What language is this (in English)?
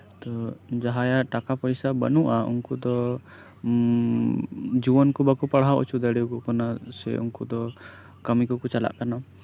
Santali